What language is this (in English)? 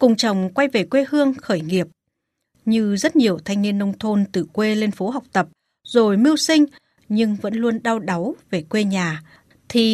Vietnamese